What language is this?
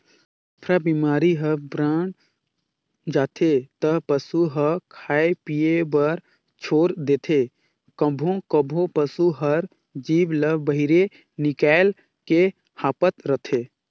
Chhattisgarhi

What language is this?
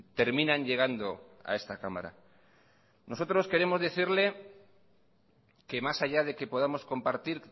Spanish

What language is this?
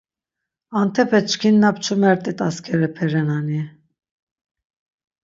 Laz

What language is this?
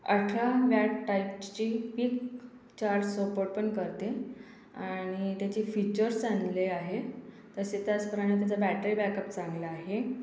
Marathi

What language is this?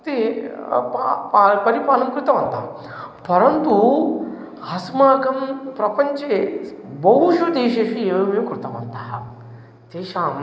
Sanskrit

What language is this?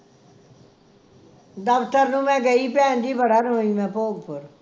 Punjabi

